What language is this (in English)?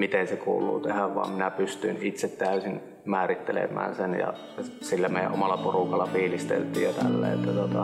Finnish